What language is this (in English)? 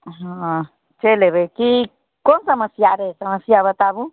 Maithili